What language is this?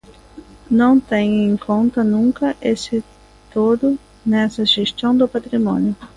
Galician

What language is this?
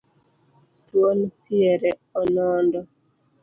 Luo (Kenya and Tanzania)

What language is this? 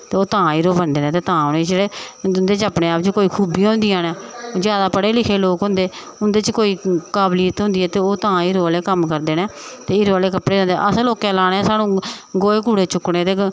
Dogri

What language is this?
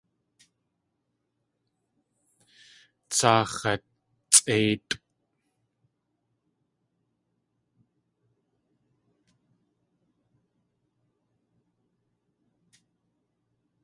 Tlingit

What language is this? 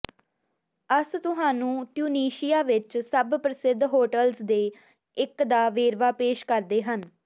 Punjabi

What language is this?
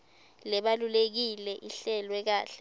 Swati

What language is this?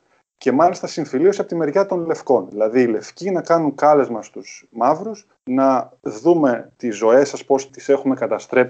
Greek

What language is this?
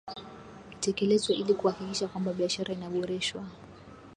Swahili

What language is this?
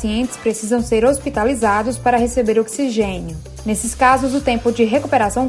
Portuguese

